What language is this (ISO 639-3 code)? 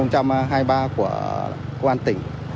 vie